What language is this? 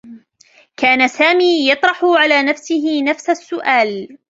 Arabic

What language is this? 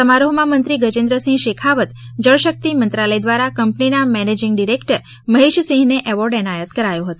Gujarati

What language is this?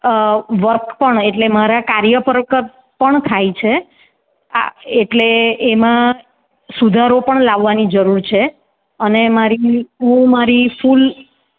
Gujarati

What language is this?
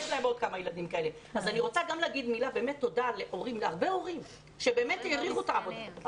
Hebrew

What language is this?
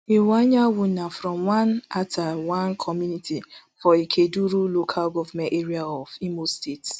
Nigerian Pidgin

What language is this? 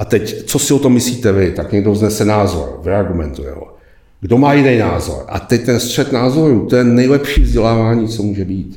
Czech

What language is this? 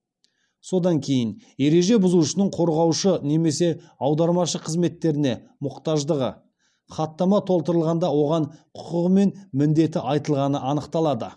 Kazakh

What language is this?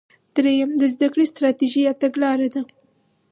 Pashto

